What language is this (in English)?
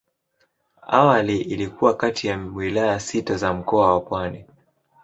Swahili